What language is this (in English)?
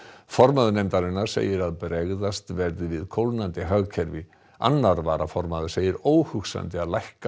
Icelandic